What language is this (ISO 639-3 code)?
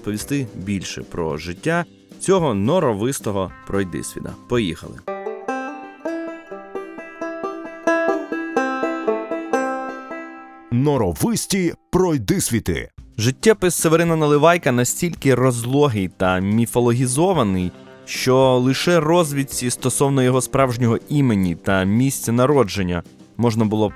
ukr